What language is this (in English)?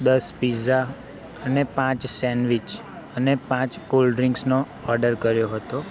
Gujarati